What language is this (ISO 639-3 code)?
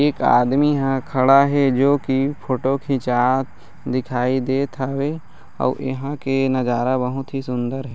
hne